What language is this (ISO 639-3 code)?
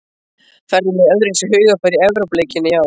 isl